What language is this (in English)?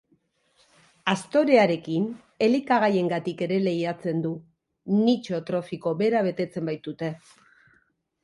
Basque